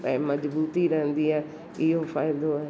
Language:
Sindhi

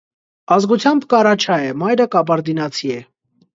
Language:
Armenian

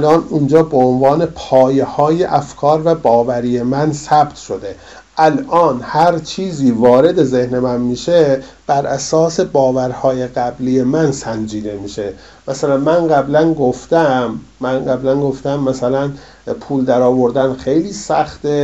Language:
Persian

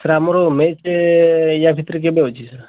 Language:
Odia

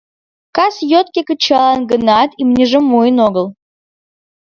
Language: Mari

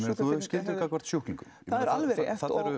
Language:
Icelandic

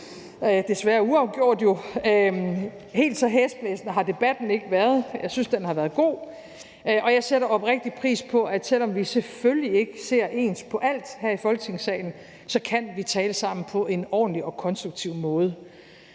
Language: Danish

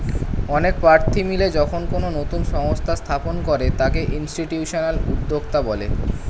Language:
Bangla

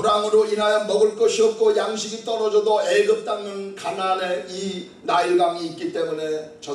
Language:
Korean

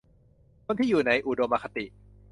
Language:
Thai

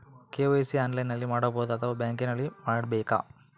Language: Kannada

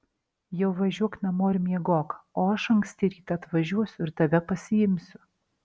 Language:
Lithuanian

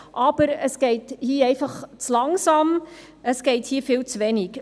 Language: Swiss German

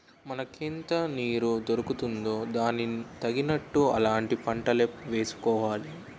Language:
Telugu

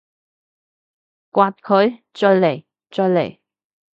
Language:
Cantonese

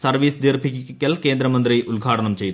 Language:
Malayalam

